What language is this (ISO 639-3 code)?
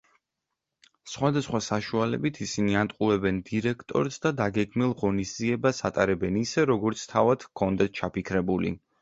kat